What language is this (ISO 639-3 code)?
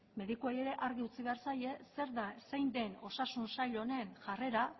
eus